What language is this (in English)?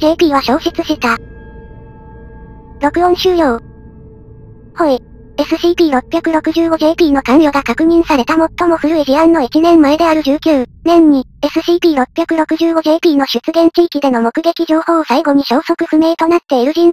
Japanese